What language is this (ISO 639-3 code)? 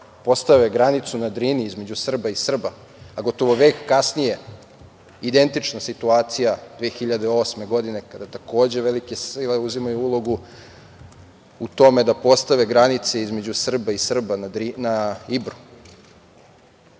srp